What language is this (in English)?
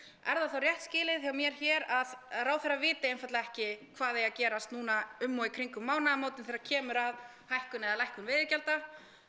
Icelandic